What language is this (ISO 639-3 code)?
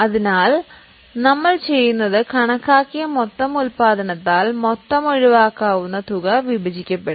mal